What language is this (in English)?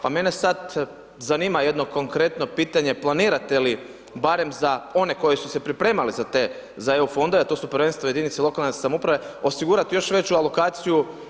Croatian